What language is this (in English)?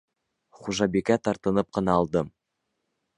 Bashkir